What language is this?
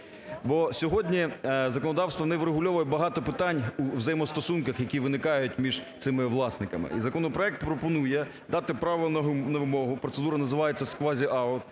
Ukrainian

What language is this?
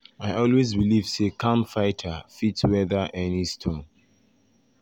Nigerian Pidgin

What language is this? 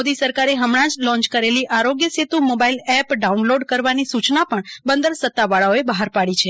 Gujarati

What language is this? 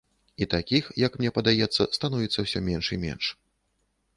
Belarusian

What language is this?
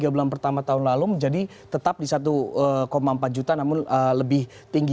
Indonesian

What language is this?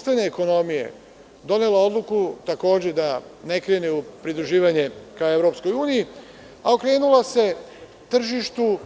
Serbian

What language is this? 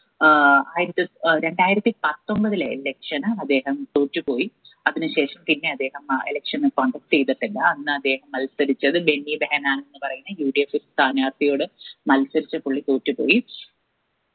Malayalam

